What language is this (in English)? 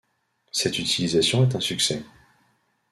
French